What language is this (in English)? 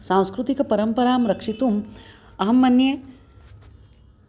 Sanskrit